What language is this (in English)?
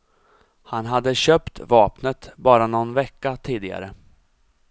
Swedish